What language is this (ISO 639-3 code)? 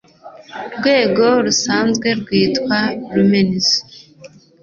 kin